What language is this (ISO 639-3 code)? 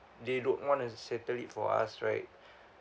eng